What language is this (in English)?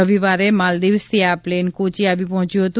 Gujarati